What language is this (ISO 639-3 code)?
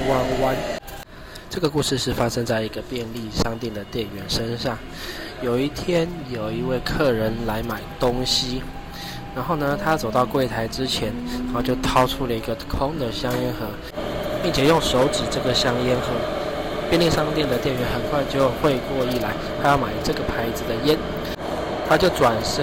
zho